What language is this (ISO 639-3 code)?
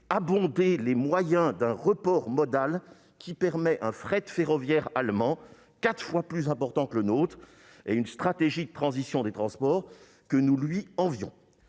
fra